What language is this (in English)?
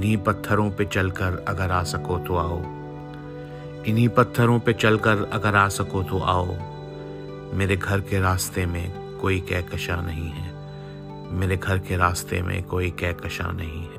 Urdu